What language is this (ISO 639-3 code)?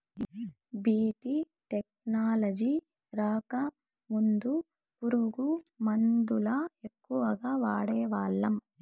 tel